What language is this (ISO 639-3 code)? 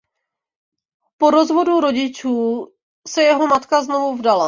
ces